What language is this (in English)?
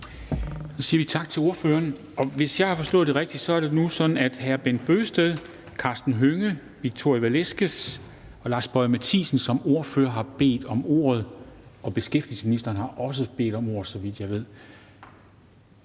Danish